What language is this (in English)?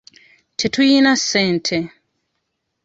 Ganda